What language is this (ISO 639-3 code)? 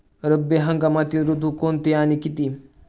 mar